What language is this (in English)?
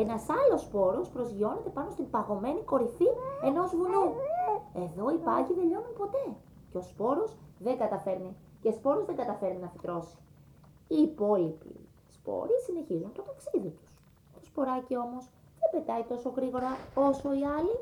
Greek